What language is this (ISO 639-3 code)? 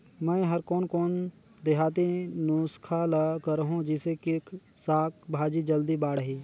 hne